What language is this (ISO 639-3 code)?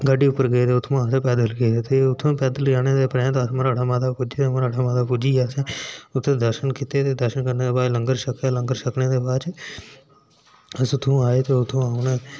doi